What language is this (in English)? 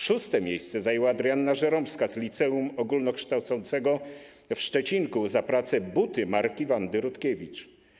Polish